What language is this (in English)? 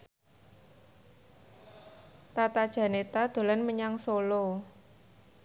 Javanese